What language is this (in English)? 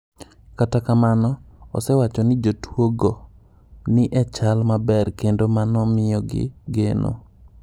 Luo (Kenya and Tanzania)